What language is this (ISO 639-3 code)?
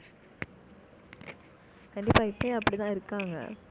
tam